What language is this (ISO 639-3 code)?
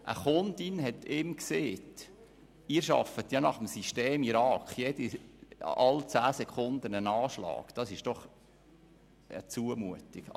gsw